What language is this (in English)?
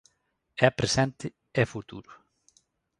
Galician